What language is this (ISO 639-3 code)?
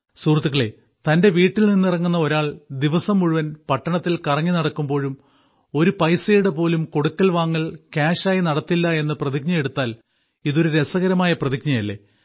mal